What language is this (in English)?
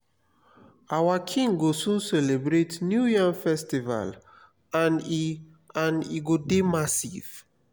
Nigerian Pidgin